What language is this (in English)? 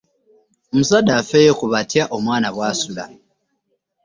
Ganda